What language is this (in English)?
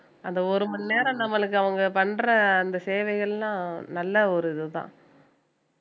Tamil